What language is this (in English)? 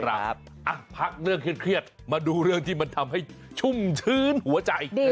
Thai